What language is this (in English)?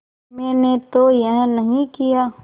Hindi